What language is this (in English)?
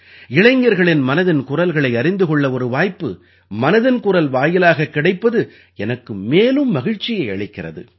Tamil